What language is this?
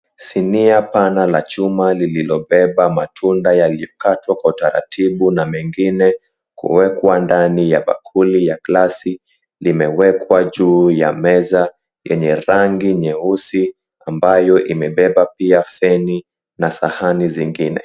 Swahili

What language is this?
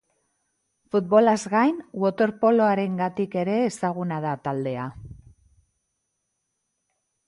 Basque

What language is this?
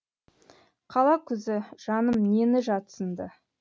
Kazakh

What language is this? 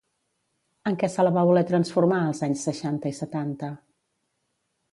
Catalan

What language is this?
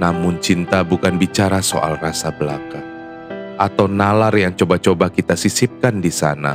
Indonesian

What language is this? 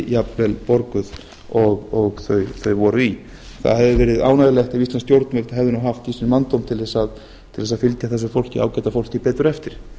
Icelandic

